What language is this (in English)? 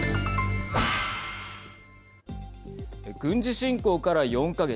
Japanese